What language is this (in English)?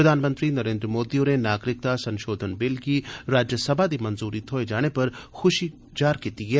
Dogri